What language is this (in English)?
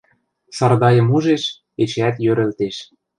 Western Mari